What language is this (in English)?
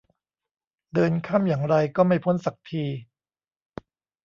Thai